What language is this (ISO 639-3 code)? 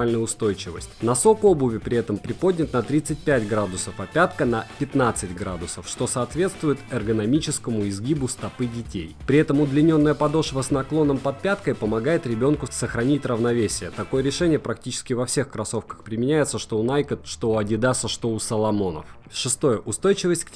rus